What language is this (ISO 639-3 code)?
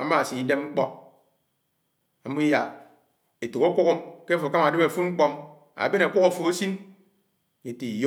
anw